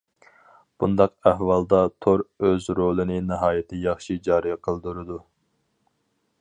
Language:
Uyghur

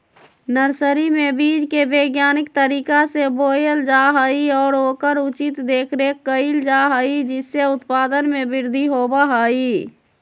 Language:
Magahi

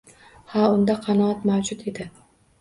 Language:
Uzbek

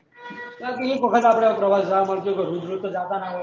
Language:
Gujarati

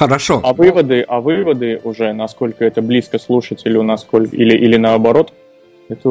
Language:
Russian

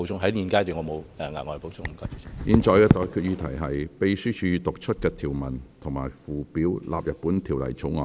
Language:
Cantonese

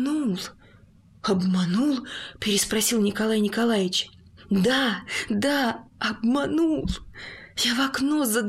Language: Russian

